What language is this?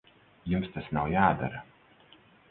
Latvian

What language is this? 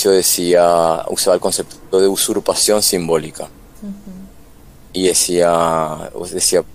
Spanish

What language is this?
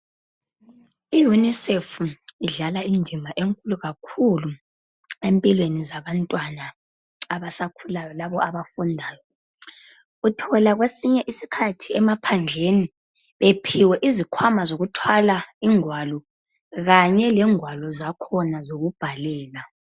North Ndebele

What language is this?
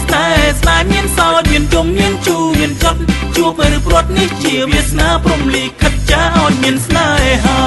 Thai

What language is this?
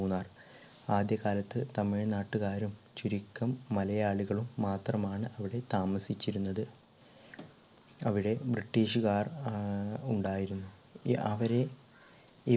Malayalam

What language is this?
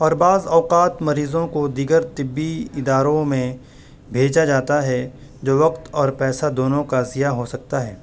Urdu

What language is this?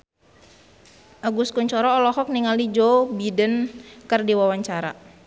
Sundanese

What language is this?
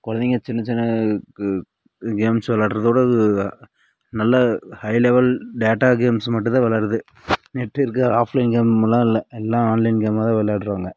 Tamil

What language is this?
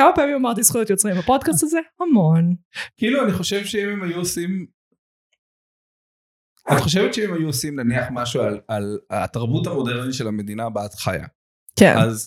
Hebrew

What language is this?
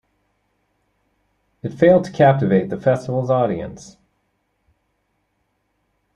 English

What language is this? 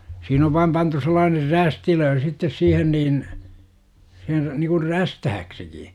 Finnish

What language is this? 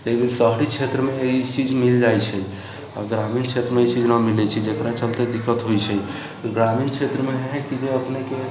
Maithili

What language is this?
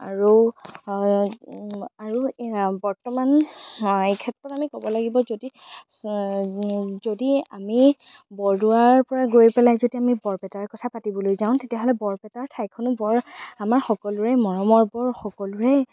Assamese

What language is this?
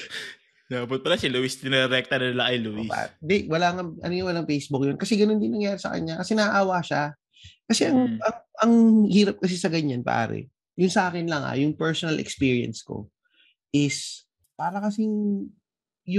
Filipino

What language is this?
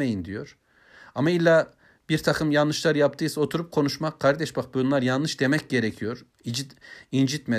Turkish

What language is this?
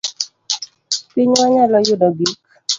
Luo (Kenya and Tanzania)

